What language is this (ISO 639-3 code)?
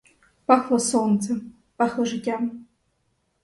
ukr